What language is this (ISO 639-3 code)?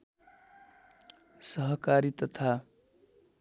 nep